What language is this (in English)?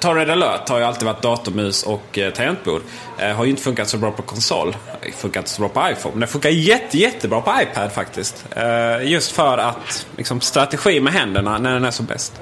Swedish